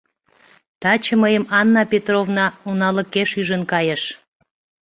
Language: Mari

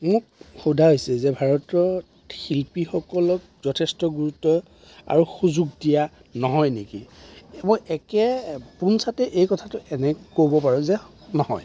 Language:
Assamese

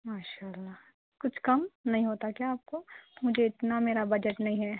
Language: Urdu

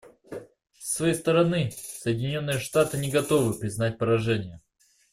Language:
Russian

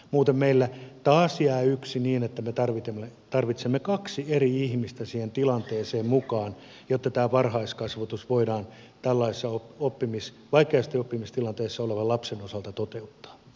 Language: Finnish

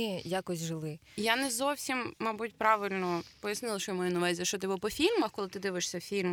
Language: Ukrainian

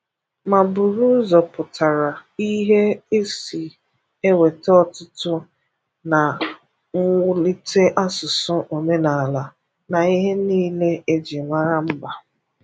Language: Igbo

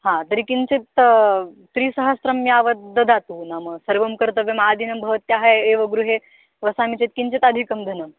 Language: Sanskrit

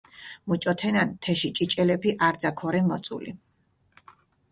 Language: Mingrelian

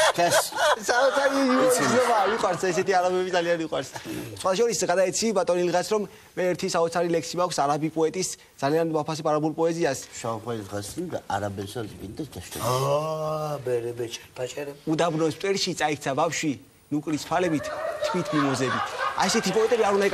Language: Romanian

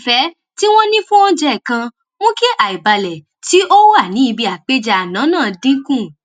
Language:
Yoruba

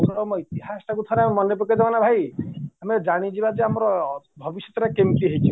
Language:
Odia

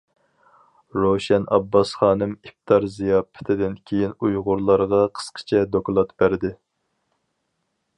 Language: Uyghur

